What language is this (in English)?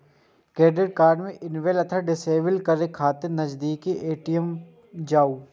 Maithili